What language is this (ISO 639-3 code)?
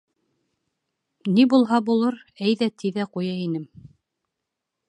bak